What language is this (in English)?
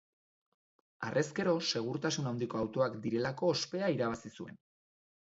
Basque